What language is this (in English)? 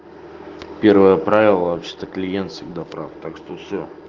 Russian